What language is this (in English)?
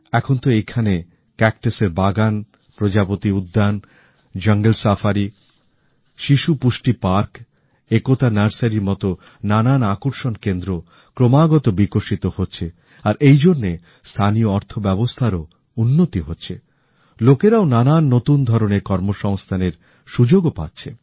Bangla